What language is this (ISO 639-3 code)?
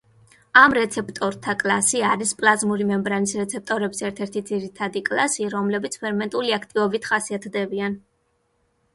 kat